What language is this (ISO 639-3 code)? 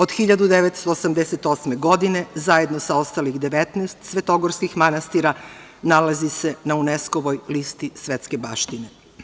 srp